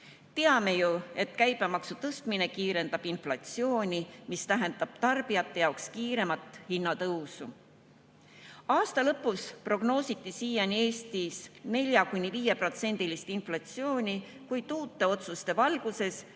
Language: Estonian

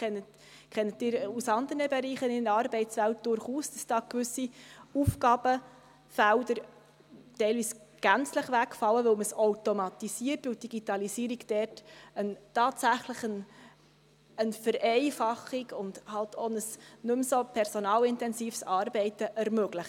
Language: Swiss German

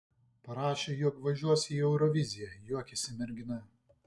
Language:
Lithuanian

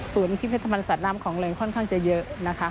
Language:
Thai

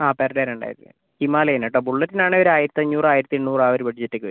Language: Malayalam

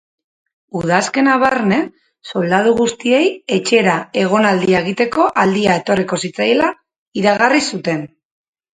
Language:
Basque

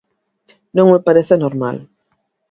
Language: Galician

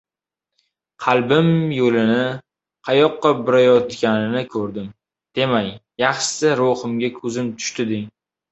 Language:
Uzbek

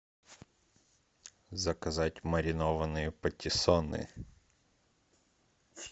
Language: Russian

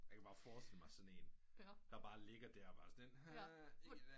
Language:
Danish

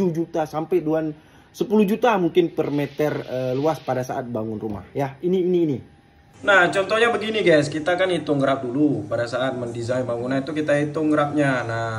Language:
Indonesian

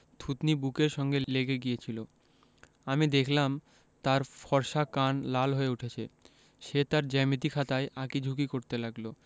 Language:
Bangla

